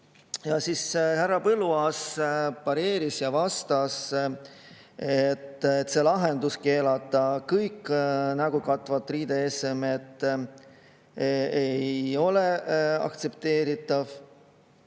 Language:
Estonian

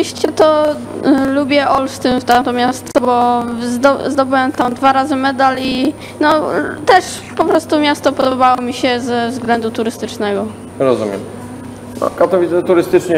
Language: Polish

